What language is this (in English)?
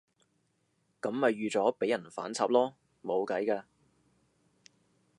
Cantonese